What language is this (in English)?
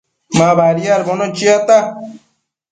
Matsés